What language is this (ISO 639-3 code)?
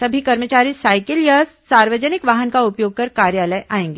hin